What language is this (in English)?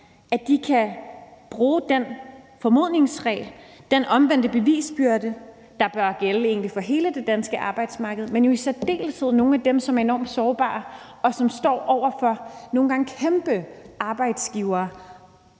Danish